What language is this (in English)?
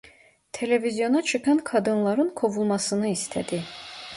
Turkish